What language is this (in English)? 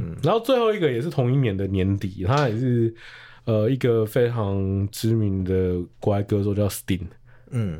Chinese